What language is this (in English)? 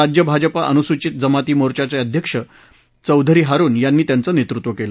Marathi